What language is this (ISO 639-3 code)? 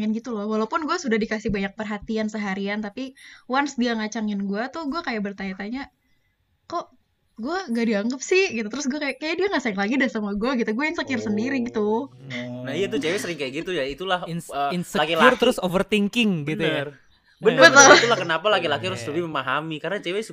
ind